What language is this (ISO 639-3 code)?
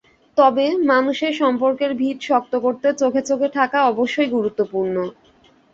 ben